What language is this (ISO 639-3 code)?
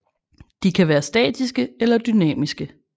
dan